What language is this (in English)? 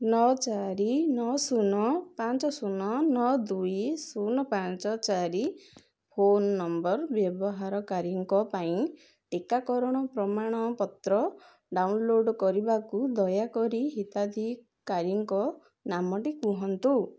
Odia